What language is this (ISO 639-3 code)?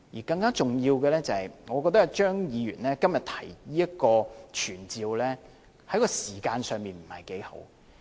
yue